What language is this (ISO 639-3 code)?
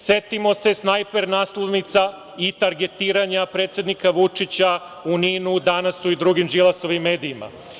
srp